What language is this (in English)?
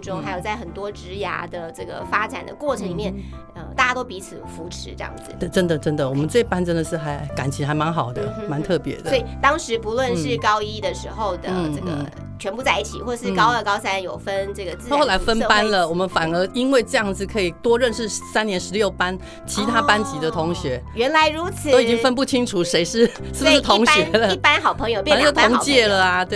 Chinese